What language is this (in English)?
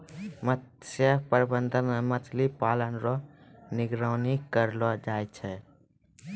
Maithili